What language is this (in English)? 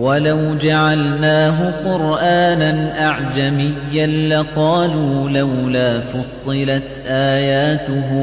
Arabic